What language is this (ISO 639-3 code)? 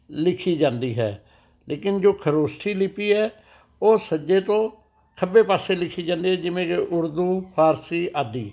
pan